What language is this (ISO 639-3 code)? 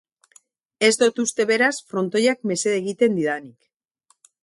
eus